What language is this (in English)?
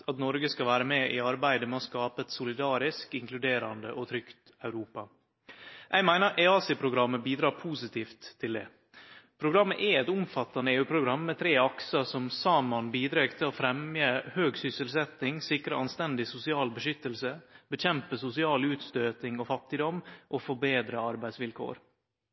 Norwegian Nynorsk